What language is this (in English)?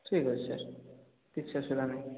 Odia